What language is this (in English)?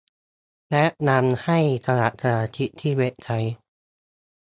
Thai